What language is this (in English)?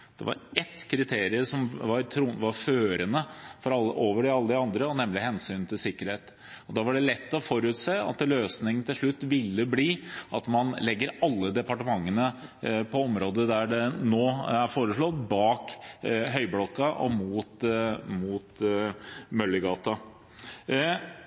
Norwegian Bokmål